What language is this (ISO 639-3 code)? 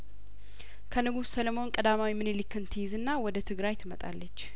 amh